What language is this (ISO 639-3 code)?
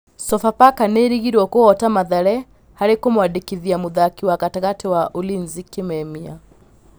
kik